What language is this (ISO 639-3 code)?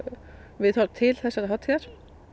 isl